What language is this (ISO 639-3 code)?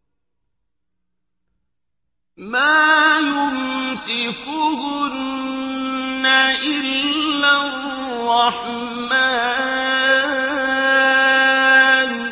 ara